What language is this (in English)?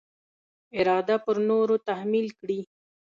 Pashto